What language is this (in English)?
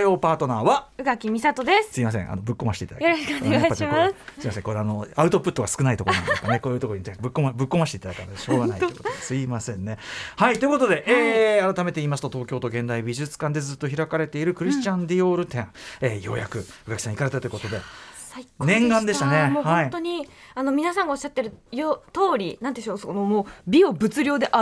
Japanese